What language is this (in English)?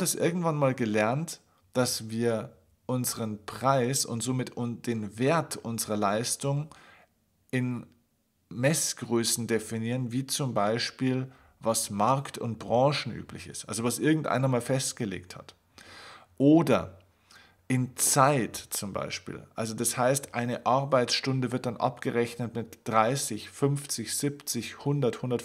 German